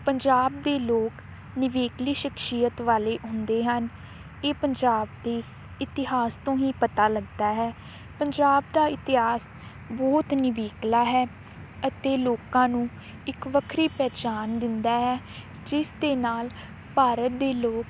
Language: Punjabi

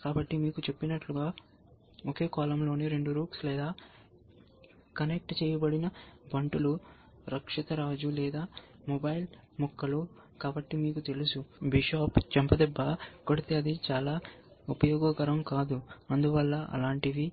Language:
Telugu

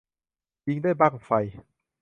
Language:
Thai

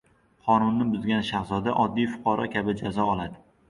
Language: Uzbek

